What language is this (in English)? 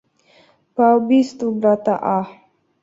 Kyrgyz